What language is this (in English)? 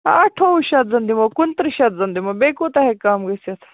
Kashmiri